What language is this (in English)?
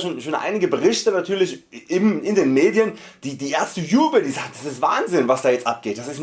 German